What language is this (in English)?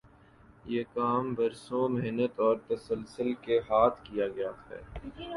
Urdu